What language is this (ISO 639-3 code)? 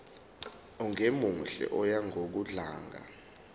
zul